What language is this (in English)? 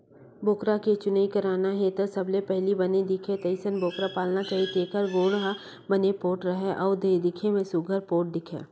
Chhattisgarhi